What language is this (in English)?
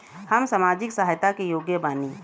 Bhojpuri